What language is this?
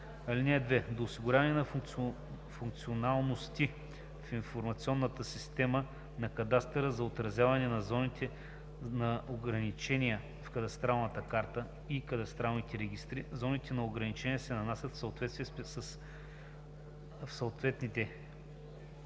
Bulgarian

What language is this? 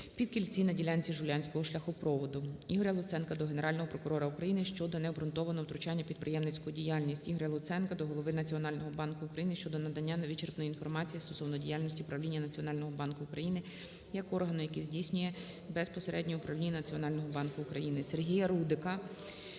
Ukrainian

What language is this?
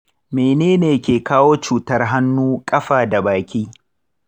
Hausa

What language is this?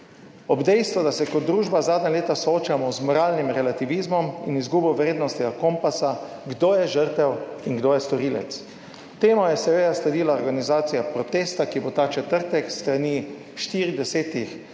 Slovenian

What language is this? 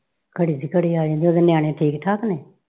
Punjabi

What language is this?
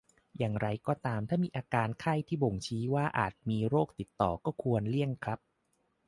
Thai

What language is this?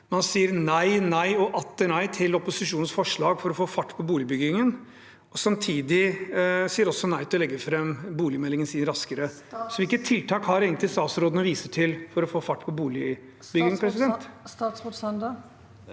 Norwegian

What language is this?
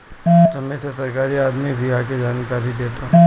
Bhojpuri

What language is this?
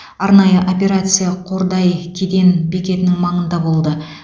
Kazakh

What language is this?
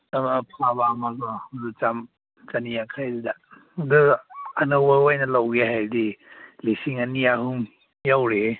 Manipuri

